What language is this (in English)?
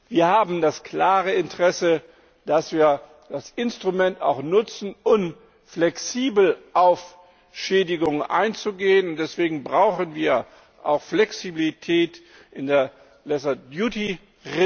German